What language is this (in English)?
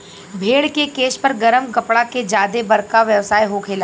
Bhojpuri